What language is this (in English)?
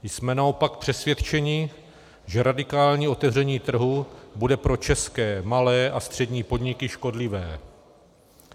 Czech